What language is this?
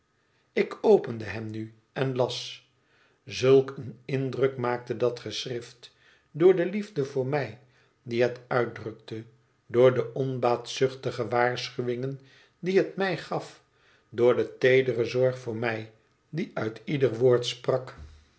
Dutch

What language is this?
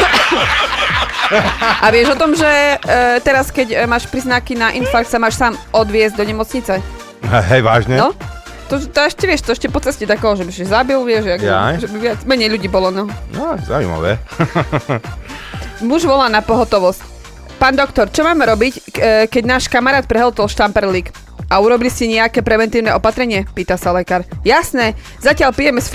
Slovak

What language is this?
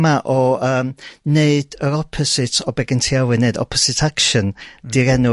Welsh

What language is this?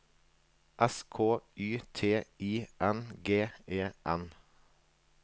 Norwegian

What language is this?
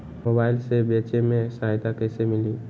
Magahi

